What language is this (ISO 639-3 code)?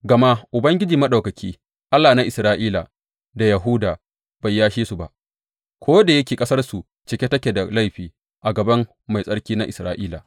hau